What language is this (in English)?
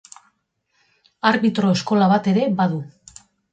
Basque